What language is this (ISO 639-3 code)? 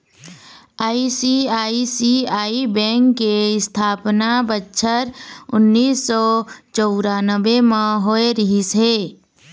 hne